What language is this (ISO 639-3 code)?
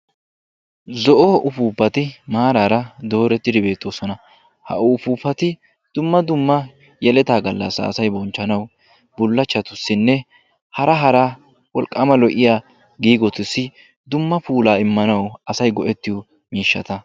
wal